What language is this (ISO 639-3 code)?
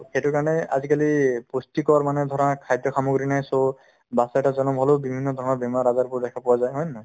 asm